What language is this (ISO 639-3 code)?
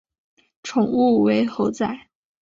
zho